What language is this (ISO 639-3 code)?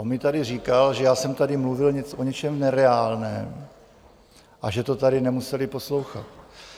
ces